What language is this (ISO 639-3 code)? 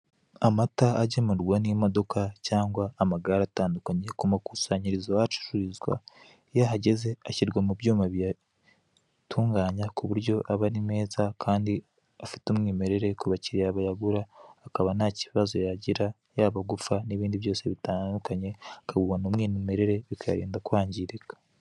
kin